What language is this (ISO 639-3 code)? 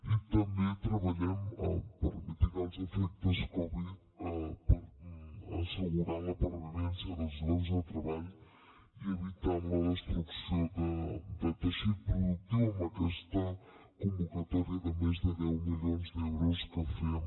cat